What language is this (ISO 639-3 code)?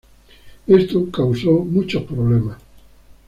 spa